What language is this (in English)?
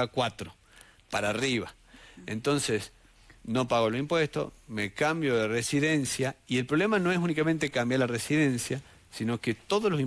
Spanish